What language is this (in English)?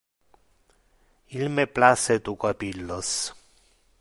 Interlingua